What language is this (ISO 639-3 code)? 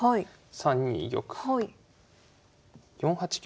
jpn